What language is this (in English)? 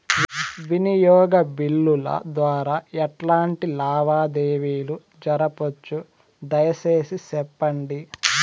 Telugu